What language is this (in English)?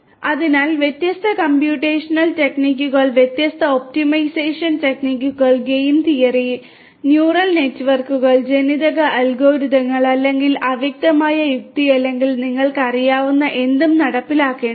Malayalam